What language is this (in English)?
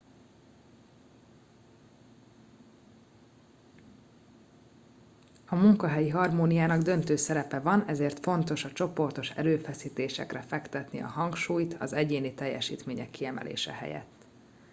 Hungarian